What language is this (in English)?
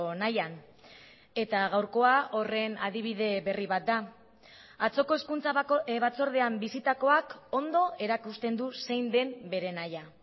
Basque